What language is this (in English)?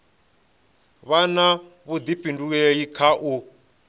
Venda